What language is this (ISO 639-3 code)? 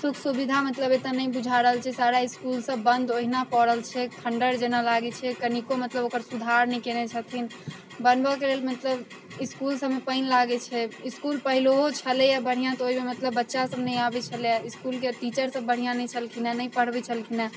mai